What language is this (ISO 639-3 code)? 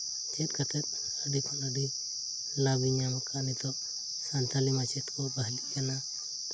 sat